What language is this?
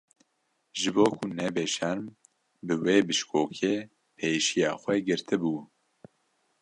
Kurdish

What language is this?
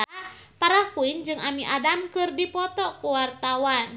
Sundanese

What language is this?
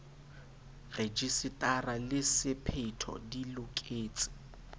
Southern Sotho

